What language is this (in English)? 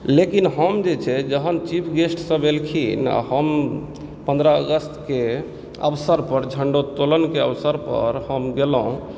Maithili